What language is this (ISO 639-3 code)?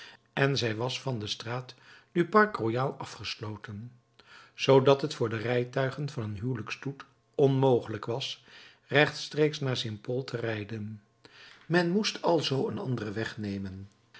nld